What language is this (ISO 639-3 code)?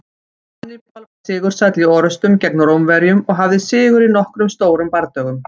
isl